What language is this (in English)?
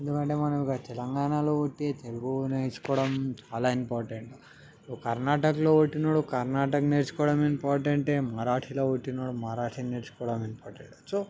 Telugu